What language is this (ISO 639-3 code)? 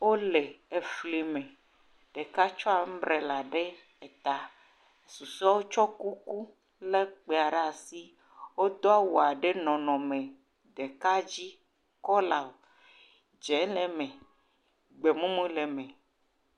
ewe